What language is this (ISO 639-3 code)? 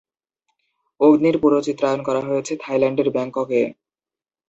ben